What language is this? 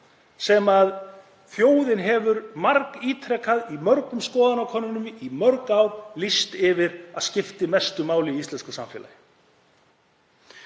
Icelandic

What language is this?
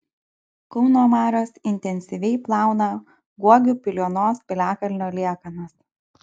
Lithuanian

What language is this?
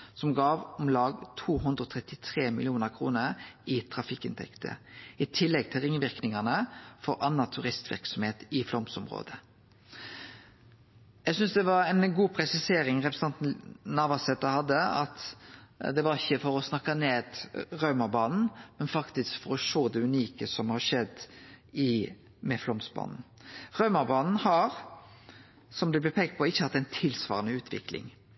Norwegian Nynorsk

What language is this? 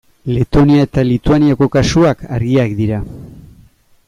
Basque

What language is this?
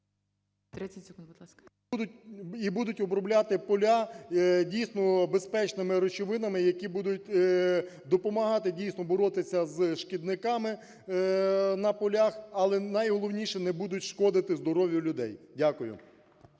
Ukrainian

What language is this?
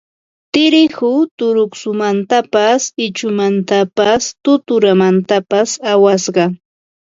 Ambo-Pasco Quechua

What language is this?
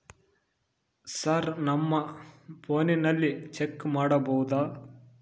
Kannada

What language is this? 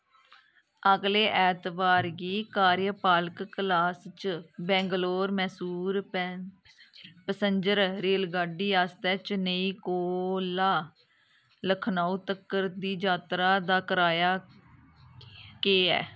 Dogri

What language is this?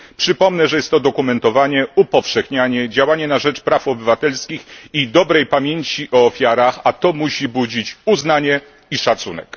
Polish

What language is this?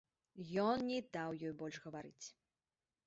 Belarusian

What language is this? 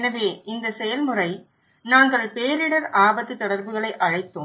Tamil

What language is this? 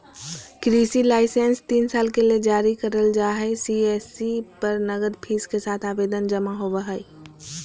Magahi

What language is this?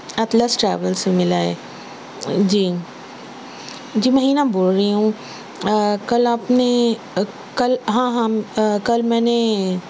Urdu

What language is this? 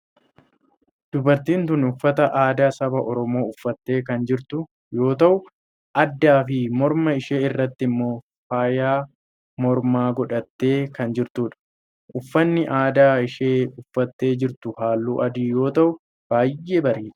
Oromo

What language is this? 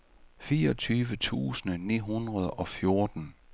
Danish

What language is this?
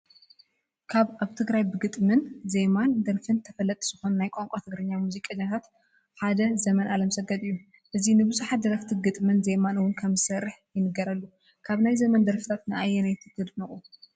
Tigrinya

